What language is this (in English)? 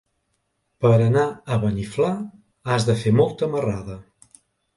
Catalan